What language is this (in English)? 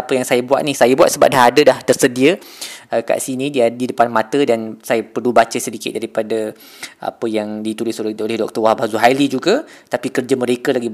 Malay